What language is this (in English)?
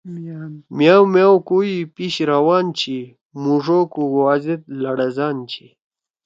Torwali